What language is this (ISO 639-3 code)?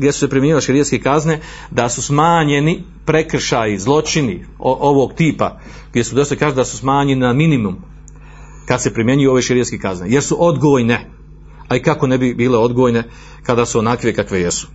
hrv